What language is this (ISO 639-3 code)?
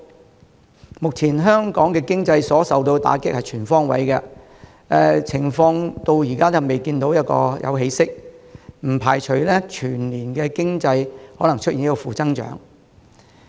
yue